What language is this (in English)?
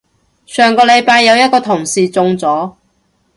Cantonese